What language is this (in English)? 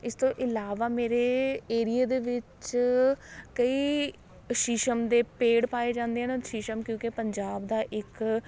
Punjabi